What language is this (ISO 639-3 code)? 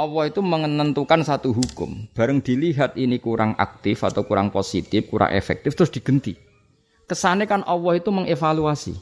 msa